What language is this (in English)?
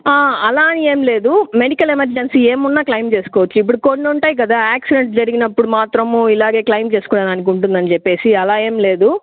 Telugu